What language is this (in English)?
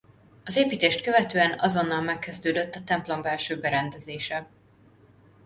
Hungarian